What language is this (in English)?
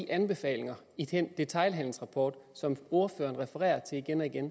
Danish